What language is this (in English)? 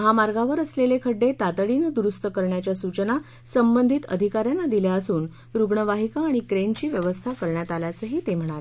Marathi